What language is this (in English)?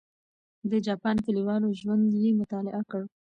Pashto